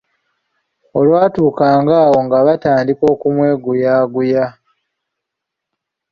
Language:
Ganda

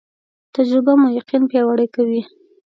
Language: Pashto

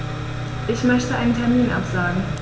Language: German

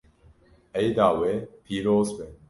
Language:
Kurdish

